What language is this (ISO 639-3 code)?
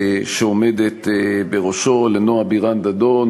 heb